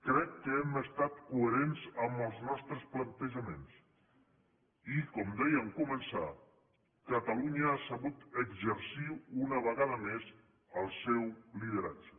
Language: Catalan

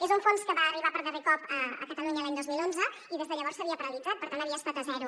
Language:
Catalan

